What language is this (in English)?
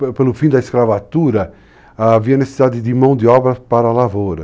Portuguese